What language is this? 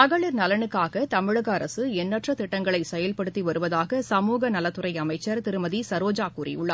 Tamil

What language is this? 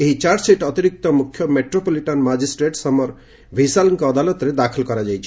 Odia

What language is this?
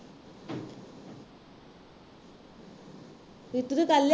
Punjabi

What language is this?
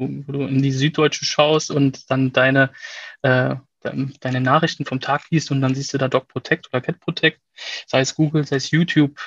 German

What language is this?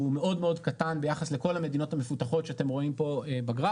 Hebrew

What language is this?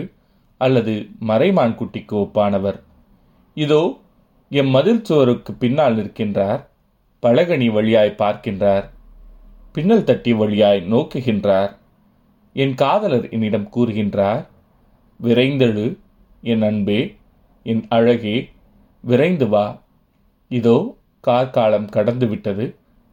Tamil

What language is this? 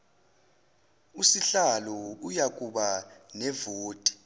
Zulu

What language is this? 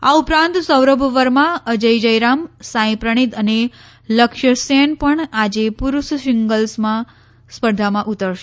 Gujarati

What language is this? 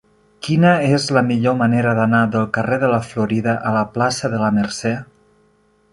Catalan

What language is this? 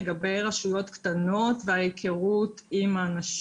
Hebrew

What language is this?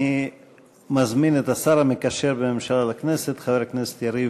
Hebrew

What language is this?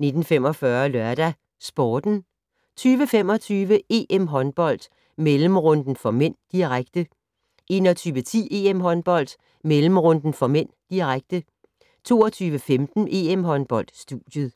Danish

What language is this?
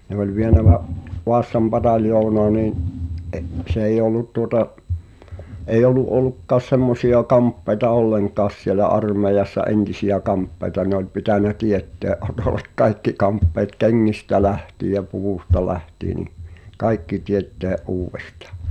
Finnish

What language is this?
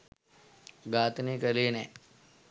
Sinhala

